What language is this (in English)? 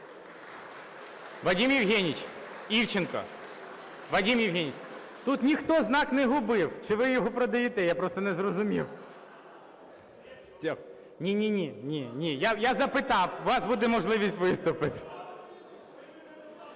Ukrainian